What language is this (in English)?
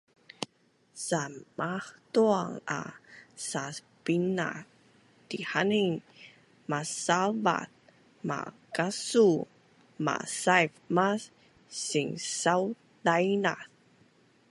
Bunun